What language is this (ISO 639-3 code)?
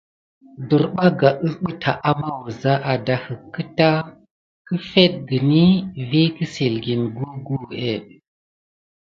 gid